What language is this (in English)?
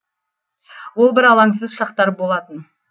Kazakh